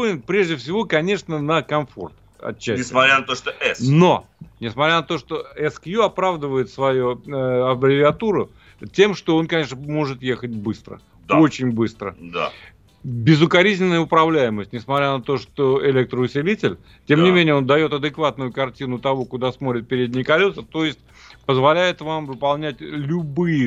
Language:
Russian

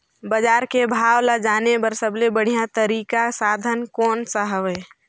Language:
Chhattisgarhi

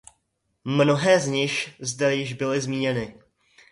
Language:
Czech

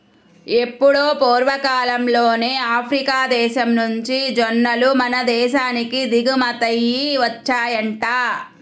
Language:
Telugu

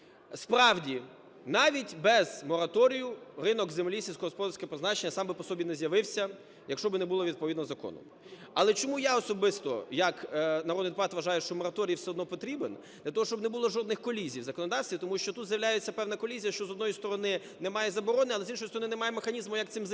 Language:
Ukrainian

